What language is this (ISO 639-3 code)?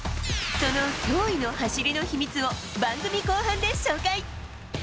jpn